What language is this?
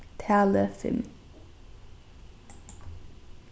Faroese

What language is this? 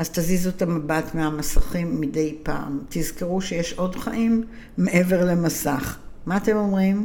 Hebrew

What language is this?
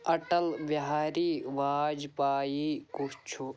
Kashmiri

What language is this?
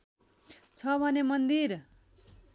Nepali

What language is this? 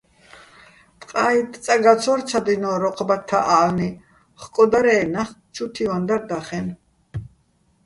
Bats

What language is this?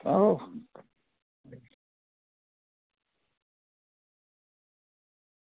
Dogri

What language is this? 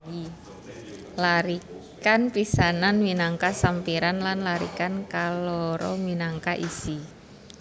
Javanese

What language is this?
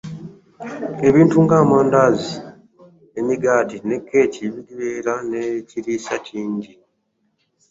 Ganda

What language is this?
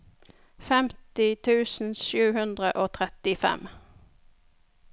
Norwegian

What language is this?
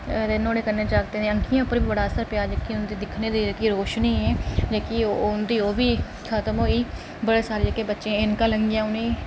Dogri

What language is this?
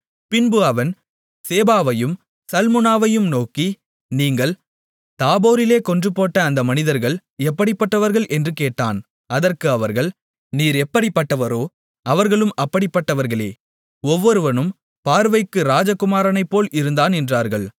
Tamil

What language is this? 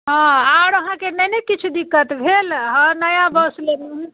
Maithili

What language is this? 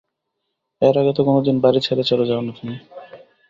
Bangla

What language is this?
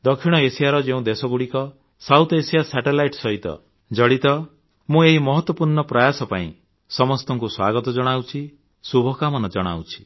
Odia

